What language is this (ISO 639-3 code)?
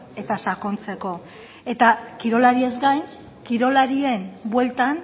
eus